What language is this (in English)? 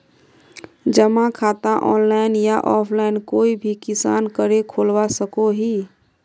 Magahi